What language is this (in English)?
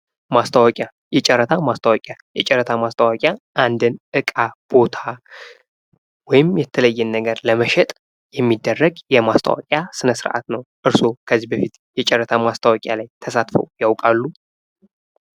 Amharic